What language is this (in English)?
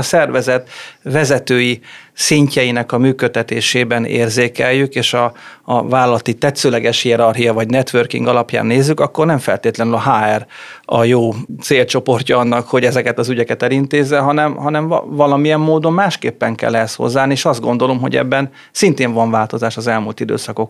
Hungarian